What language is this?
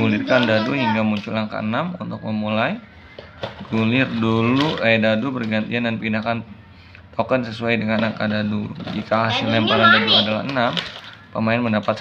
Indonesian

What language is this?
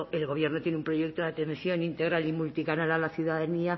Spanish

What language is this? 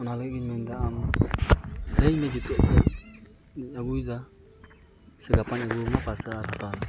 Santali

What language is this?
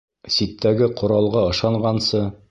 Bashkir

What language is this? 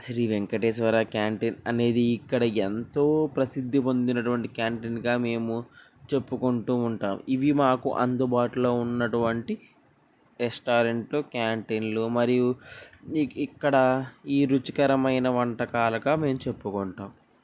Telugu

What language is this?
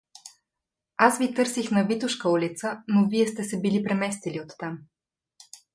Bulgarian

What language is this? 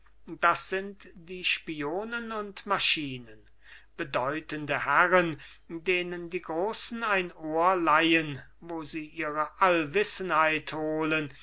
German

